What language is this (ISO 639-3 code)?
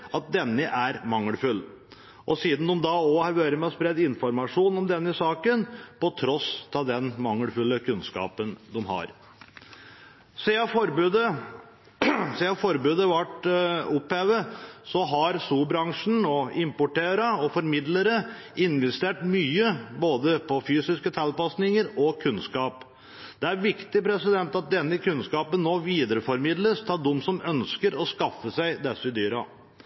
nob